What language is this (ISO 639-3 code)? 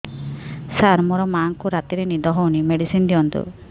ori